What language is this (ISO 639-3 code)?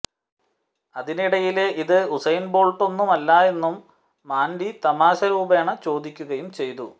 mal